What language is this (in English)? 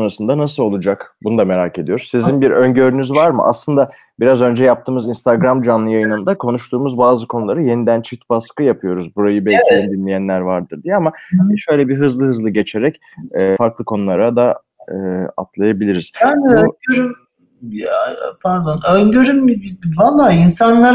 Turkish